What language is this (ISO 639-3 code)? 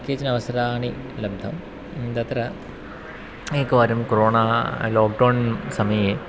san